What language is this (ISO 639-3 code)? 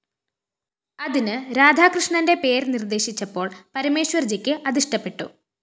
mal